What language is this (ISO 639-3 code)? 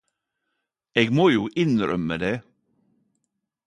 nno